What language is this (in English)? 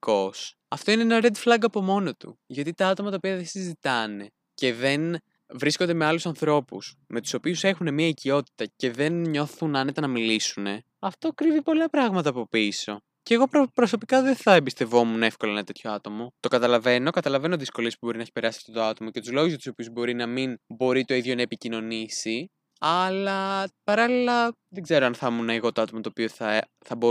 Greek